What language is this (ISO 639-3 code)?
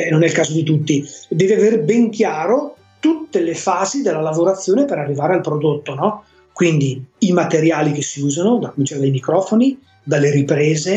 ita